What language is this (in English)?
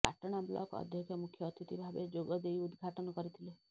Odia